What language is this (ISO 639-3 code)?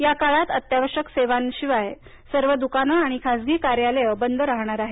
mar